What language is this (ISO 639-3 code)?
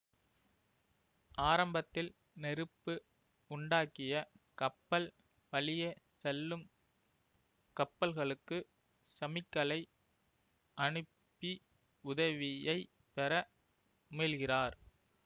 tam